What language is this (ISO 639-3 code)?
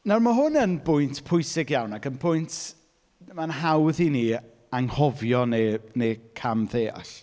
cym